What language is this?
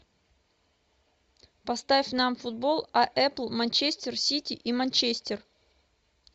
Russian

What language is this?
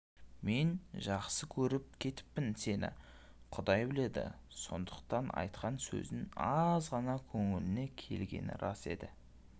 Kazakh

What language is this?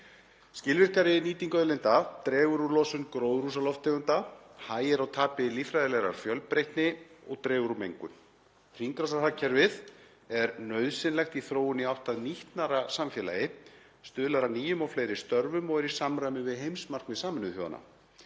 Icelandic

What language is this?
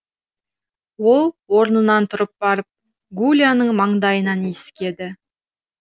Kazakh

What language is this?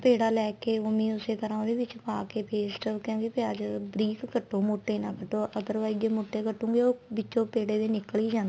Punjabi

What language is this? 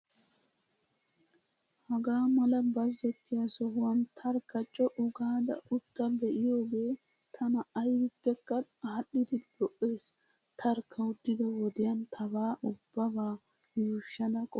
Wolaytta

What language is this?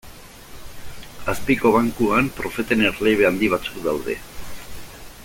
Basque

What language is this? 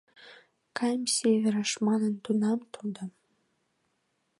Mari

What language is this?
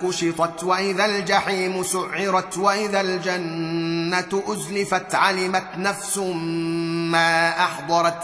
Arabic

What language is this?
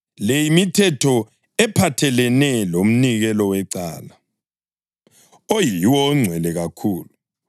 North Ndebele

